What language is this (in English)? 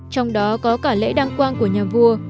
Vietnamese